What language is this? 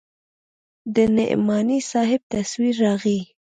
Pashto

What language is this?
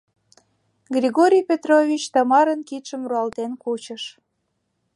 Mari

